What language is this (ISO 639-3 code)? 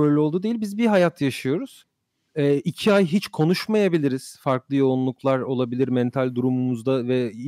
tur